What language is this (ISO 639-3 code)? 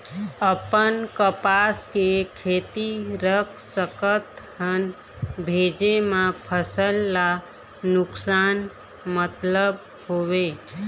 hne